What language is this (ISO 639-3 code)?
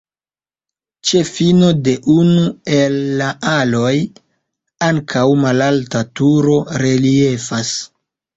epo